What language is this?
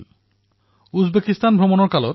Assamese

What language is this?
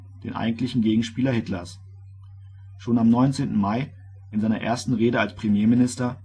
German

